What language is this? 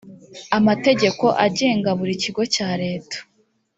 Kinyarwanda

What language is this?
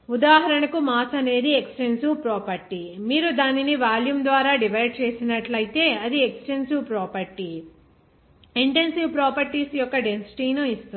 Telugu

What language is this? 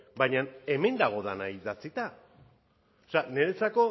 Basque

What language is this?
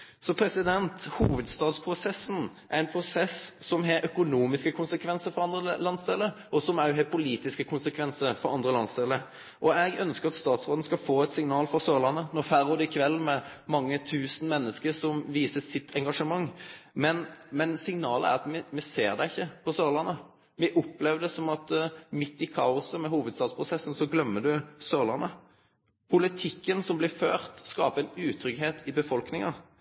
Norwegian Nynorsk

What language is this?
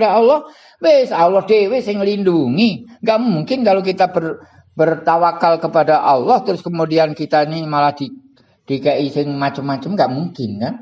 Indonesian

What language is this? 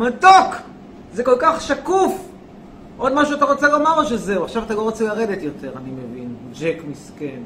Hebrew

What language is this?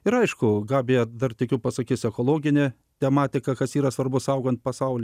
Lithuanian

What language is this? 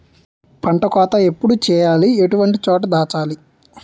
Telugu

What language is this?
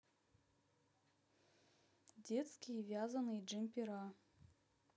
Russian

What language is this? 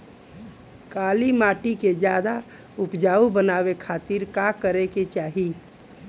Bhojpuri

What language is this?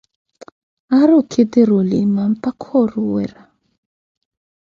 Koti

